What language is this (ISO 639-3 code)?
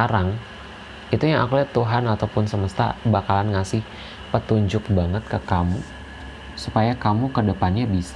ind